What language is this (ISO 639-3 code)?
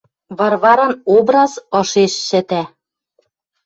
mrj